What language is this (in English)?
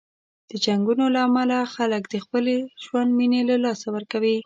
Pashto